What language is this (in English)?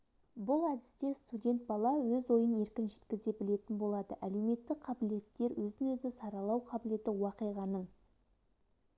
Kazakh